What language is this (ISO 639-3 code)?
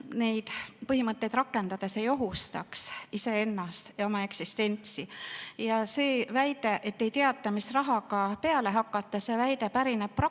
est